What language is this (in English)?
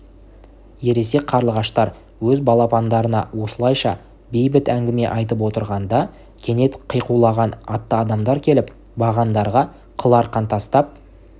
Kazakh